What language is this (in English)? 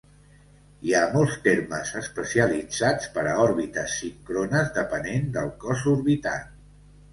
Catalan